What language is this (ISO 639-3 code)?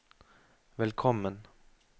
nor